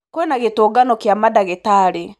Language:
Kikuyu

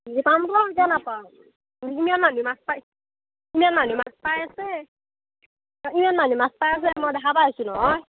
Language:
Assamese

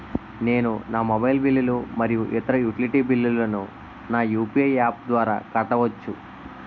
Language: Telugu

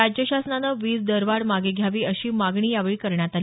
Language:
Marathi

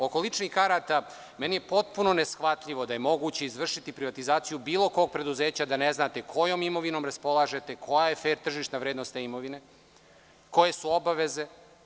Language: Serbian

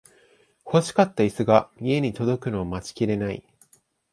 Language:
Japanese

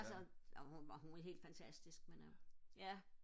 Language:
Danish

